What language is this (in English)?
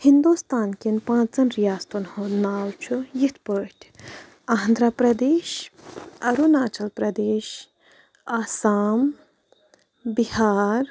Kashmiri